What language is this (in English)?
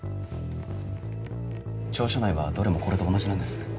Japanese